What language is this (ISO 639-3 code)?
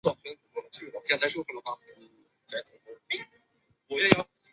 zho